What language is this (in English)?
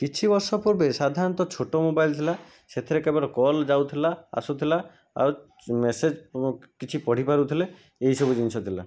Odia